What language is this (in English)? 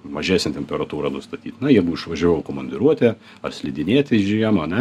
Lithuanian